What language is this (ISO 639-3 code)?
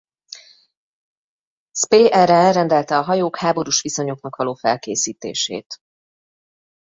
hun